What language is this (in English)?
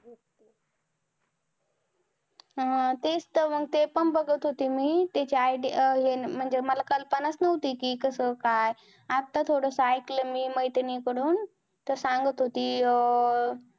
Marathi